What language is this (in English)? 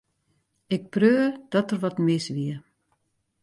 Western Frisian